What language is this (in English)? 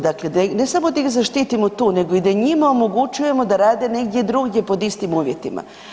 Croatian